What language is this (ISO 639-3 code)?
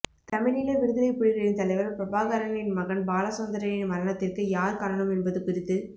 tam